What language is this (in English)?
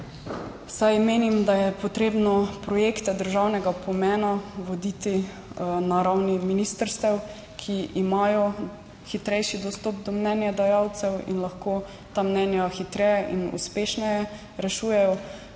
Slovenian